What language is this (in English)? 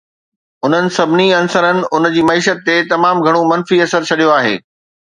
Sindhi